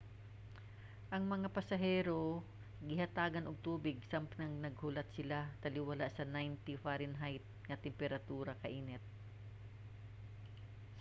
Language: Cebuano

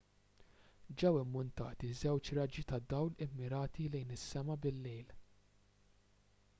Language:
Maltese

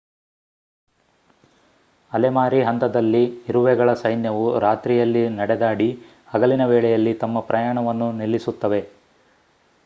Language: Kannada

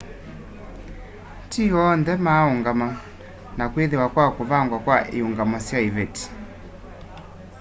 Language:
Kamba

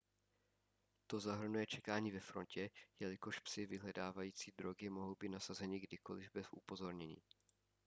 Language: Czech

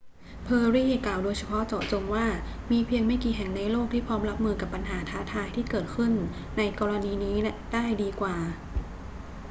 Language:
Thai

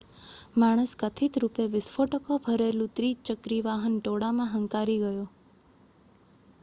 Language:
Gujarati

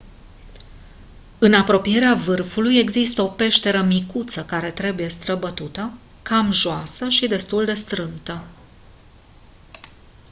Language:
Romanian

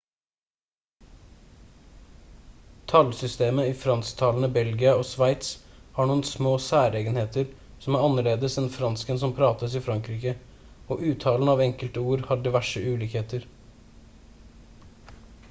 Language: Norwegian Bokmål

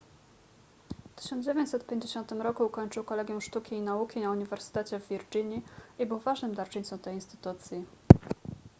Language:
Polish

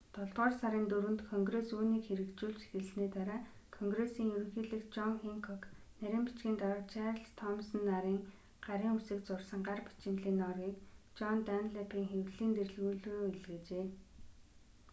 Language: Mongolian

